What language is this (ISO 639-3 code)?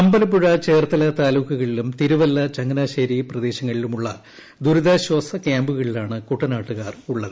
mal